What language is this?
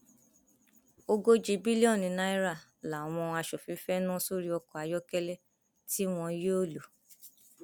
Yoruba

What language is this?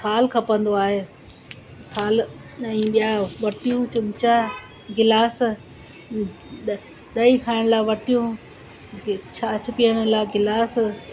Sindhi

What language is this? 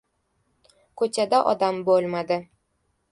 Uzbek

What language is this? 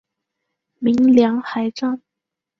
Chinese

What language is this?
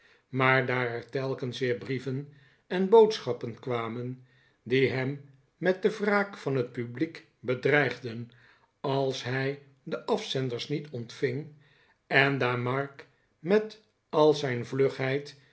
Dutch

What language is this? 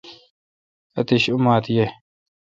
Kalkoti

